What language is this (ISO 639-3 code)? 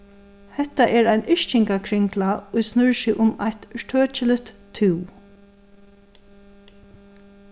fao